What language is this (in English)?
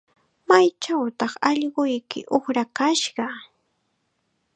Chiquián Ancash Quechua